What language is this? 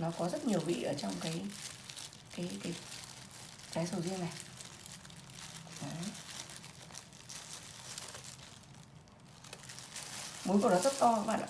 Vietnamese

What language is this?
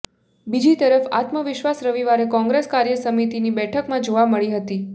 Gujarati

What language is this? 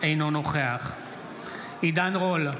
Hebrew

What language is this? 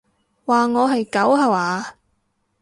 Cantonese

